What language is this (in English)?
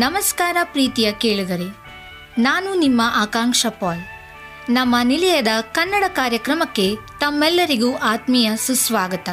Kannada